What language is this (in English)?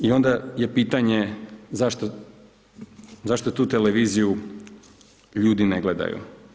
Croatian